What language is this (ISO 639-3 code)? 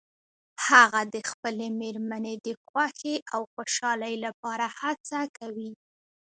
pus